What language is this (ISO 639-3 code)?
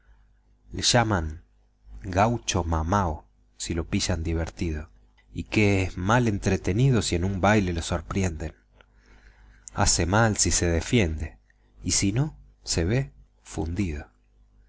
spa